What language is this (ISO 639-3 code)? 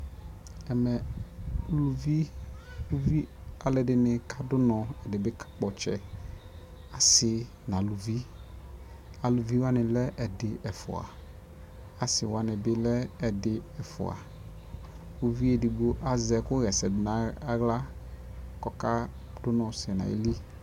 kpo